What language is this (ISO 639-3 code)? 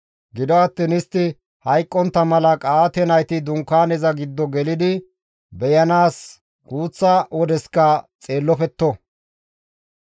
gmv